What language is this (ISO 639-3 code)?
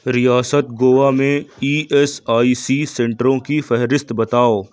urd